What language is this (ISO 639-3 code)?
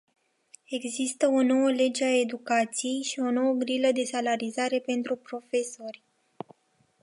ron